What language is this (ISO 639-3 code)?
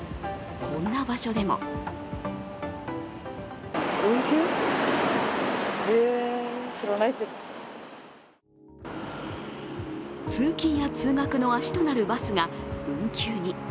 jpn